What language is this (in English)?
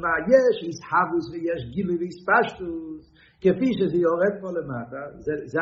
Hebrew